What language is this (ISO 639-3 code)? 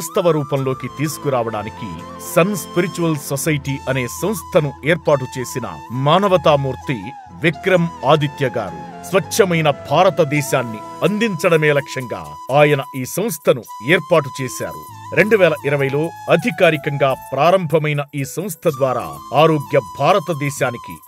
tel